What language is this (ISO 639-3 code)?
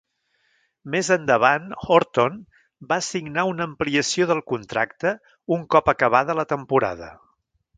cat